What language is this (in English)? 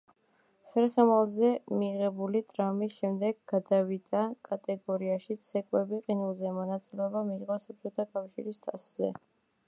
Georgian